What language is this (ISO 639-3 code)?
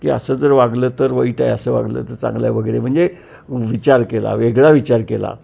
mar